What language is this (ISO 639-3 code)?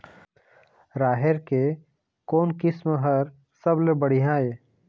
hne